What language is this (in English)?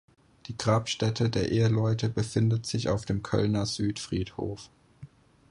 German